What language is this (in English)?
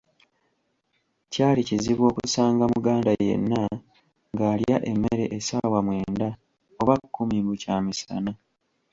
Ganda